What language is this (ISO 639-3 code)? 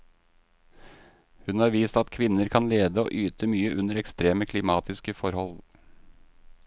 nor